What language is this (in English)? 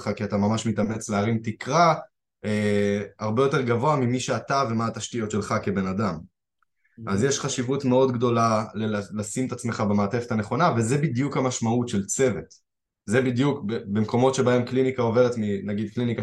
Hebrew